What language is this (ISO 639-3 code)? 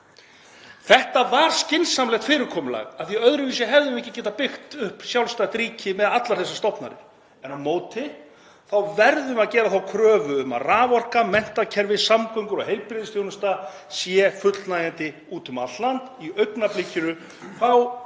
isl